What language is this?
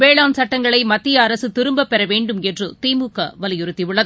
Tamil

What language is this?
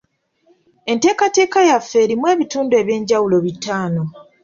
Ganda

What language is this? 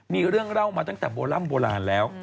Thai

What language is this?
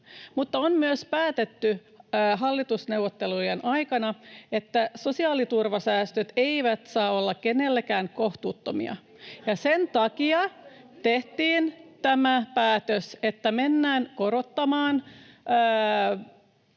Finnish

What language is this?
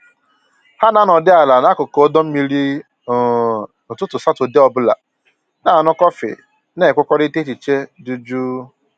Igbo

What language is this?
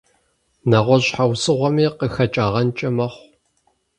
Kabardian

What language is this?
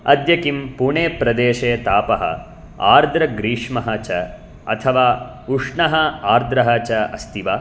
Sanskrit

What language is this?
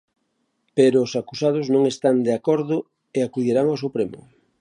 Galician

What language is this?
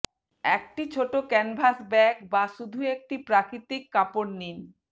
Bangla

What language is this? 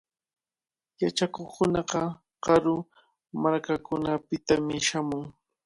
Cajatambo North Lima Quechua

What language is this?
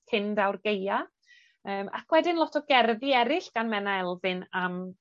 Welsh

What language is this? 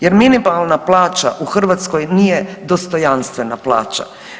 Croatian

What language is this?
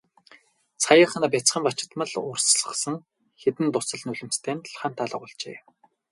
Mongolian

